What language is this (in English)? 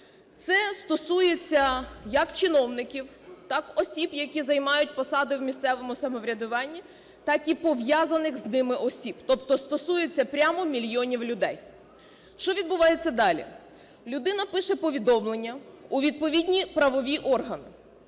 Ukrainian